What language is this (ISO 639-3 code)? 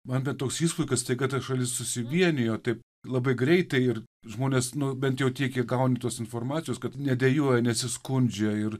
lit